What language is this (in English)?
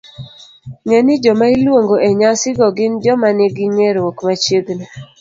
Luo (Kenya and Tanzania)